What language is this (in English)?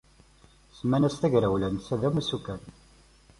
Kabyle